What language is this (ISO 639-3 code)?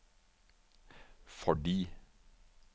nor